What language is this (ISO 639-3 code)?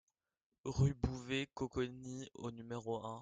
fra